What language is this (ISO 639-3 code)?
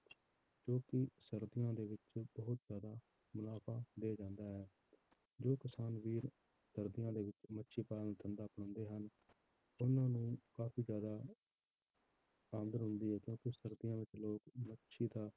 pan